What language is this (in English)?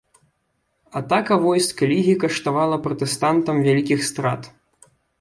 Belarusian